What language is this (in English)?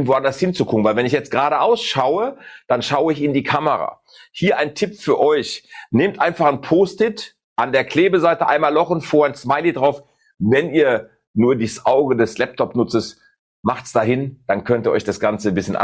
German